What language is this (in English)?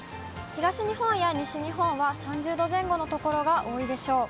Japanese